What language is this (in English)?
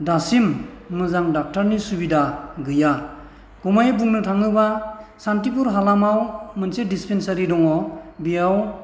Bodo